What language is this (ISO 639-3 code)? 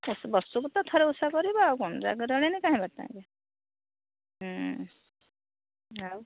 ori